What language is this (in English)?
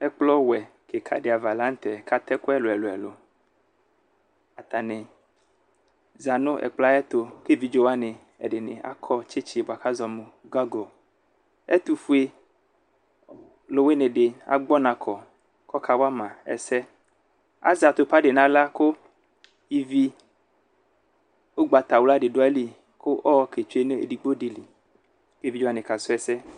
Ikposo